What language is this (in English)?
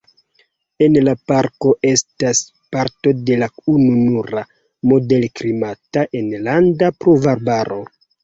Esperanto